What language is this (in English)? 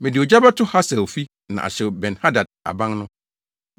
Akan